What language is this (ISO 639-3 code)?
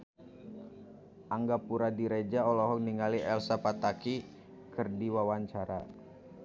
sun